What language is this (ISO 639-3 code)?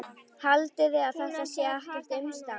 isl